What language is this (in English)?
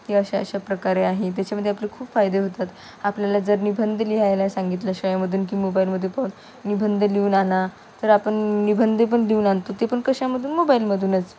Marathi